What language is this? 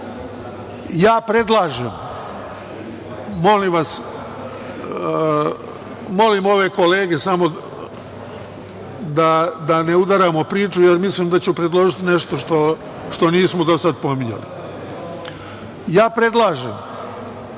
Serbian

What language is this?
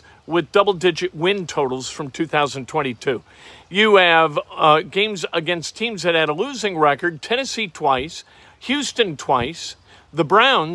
English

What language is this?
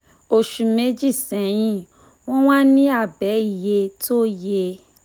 Yoruba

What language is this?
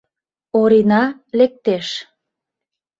Mari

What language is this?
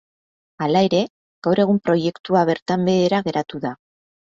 Basque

